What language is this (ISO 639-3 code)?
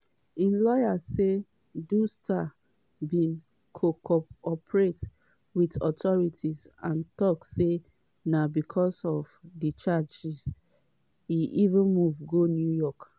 pcm